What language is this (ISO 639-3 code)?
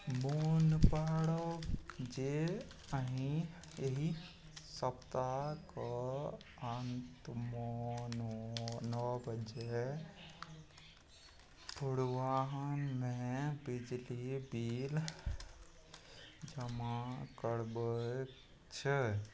mai